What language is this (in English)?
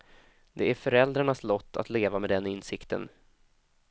Swedish